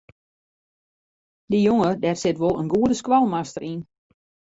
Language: Western Frisian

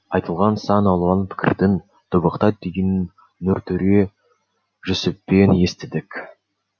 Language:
Kazakh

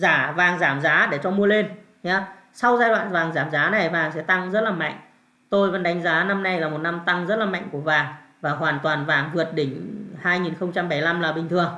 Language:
Vietnamese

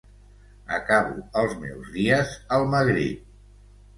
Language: Catalan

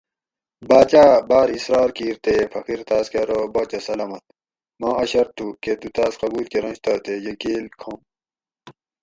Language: Gawri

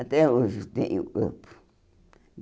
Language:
Portuguese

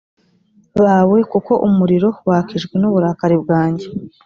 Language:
Kinyarwanda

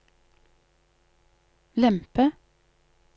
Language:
Norwegian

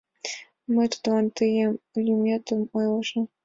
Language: Mari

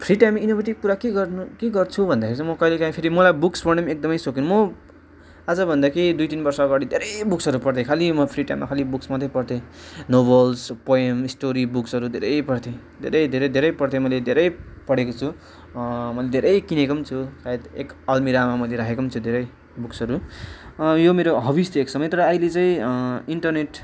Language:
Nepali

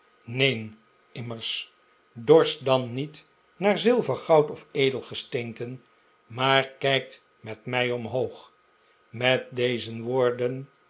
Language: Dutch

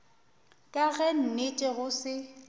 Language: Northern Sotho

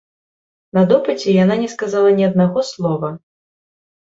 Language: Belarusian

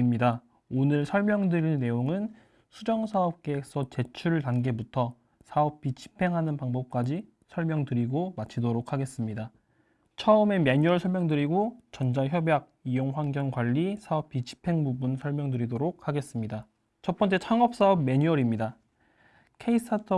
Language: Korean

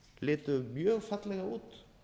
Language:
Icelandic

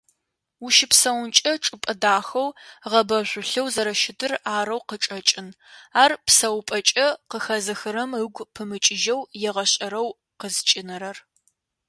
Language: Adyghe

